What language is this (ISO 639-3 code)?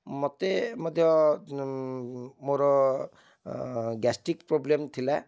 ori